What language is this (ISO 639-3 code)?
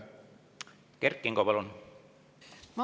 est